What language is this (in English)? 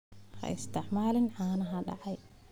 Somali